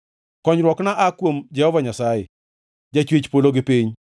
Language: Luo (Kenya and Tanzania)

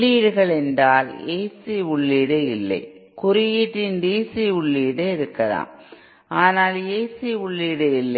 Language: Tamil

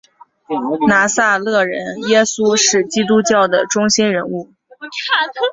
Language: Chinese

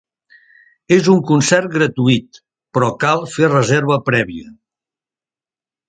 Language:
Catalan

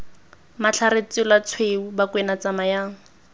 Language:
Tswana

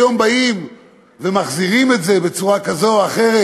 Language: Hebrew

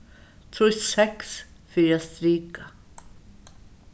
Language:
Faroese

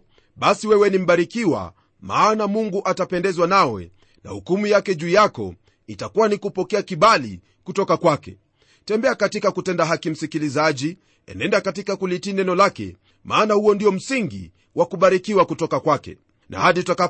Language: Swahili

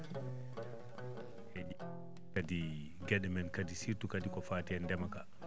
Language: Fula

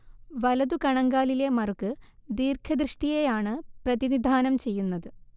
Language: Malayalam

